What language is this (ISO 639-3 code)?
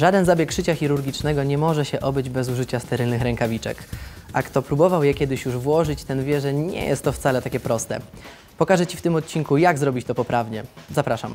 pol